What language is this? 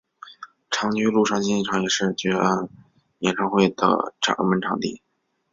Chinese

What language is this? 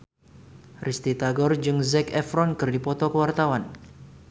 Sundanese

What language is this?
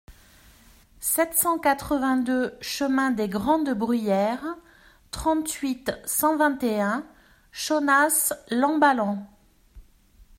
French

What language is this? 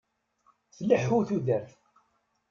Kabyle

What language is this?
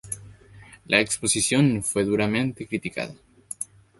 Spanish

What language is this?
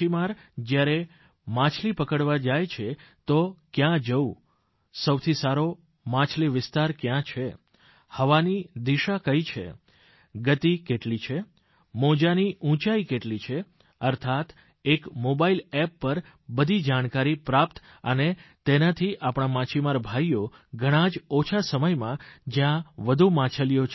Gujarati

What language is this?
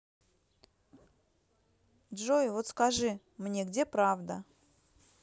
Russian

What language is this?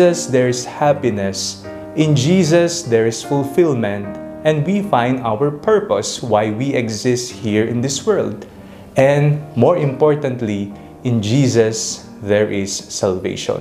Filipino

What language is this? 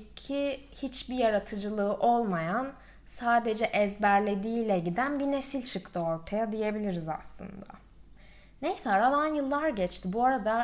Turkish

